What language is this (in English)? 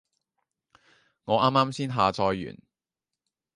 Cantonese